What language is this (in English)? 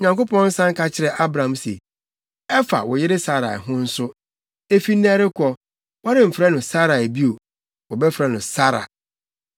Akan